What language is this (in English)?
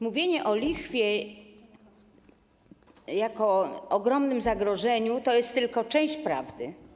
Polish